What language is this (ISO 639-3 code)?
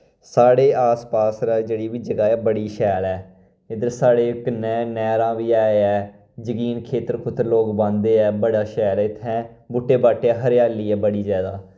doi